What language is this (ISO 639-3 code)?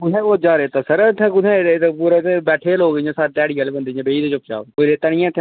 doi